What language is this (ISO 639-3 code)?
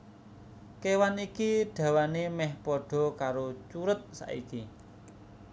jav